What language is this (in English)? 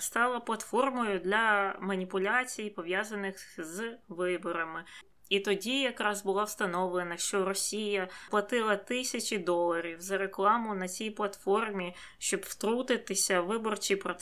Ukrainian